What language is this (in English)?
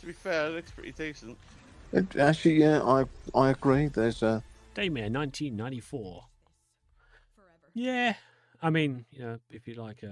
English